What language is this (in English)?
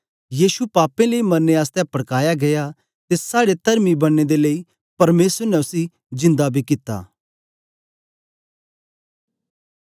Dogri